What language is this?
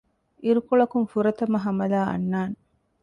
Divehi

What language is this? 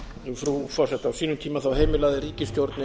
Icelandic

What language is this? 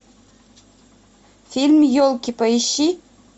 Russian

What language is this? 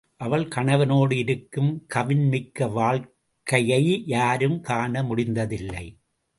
Tamil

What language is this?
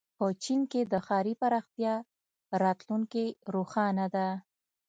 Pashto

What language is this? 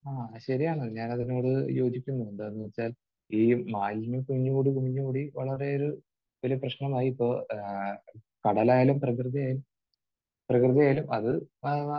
Malayalam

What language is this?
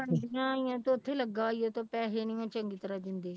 Punjabi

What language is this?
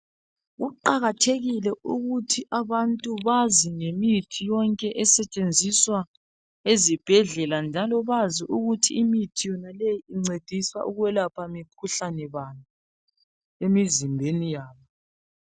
North Ndebele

